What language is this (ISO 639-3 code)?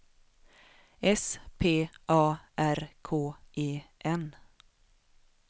swe